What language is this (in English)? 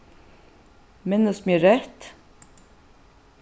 Faroese